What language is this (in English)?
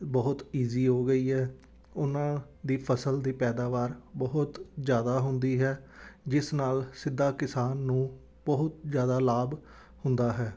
Punjabi